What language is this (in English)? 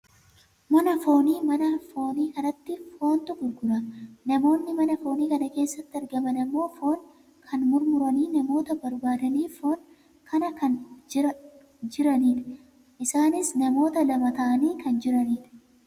Oromo